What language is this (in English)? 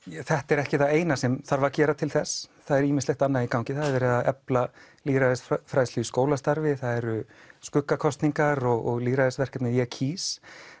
Icelandic